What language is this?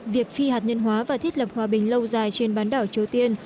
Vietnamese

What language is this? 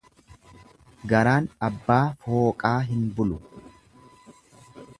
Oromo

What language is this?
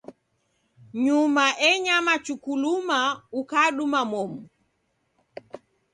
Taita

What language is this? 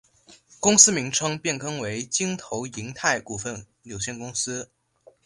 Chinese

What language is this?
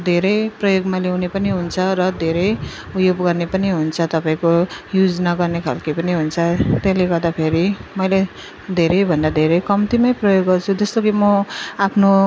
Nepali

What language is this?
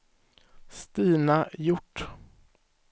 Swedish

